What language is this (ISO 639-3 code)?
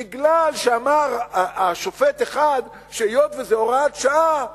heb